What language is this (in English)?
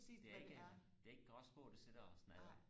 Danish